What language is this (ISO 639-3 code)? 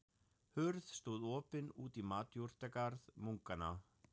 isl